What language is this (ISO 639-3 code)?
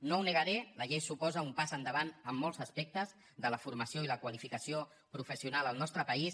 cat